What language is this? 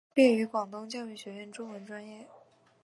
Chinese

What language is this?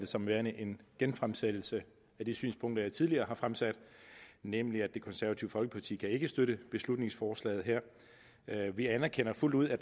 Danish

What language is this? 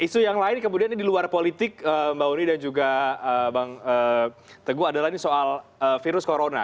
Indonesian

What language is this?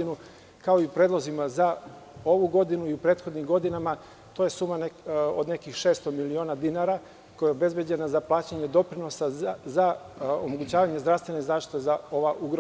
Serbian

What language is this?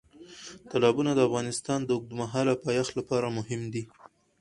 Pashto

